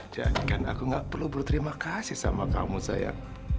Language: Indonesian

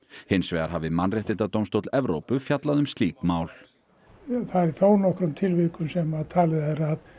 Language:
Icelandic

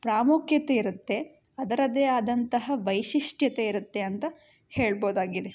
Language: Kannada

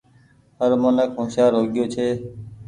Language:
Goaria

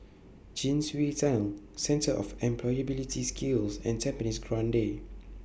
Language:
English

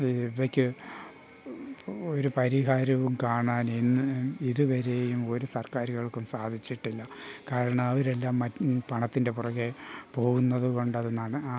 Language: Malayalam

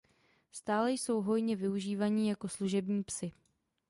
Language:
Czech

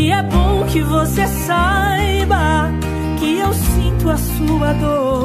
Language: Portuguese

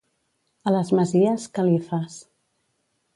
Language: Catalan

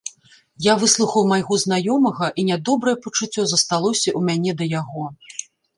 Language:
Belarusian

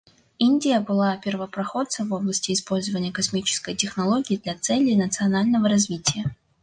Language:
Russian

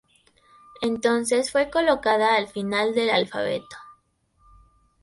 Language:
Spanish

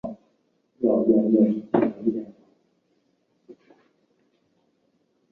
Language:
Chinese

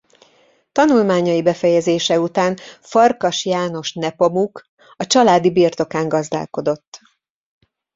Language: Hungarian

